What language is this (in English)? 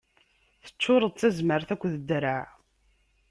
Kabyle